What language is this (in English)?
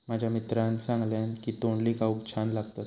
Marathi